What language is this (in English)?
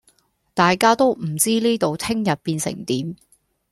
Cantonese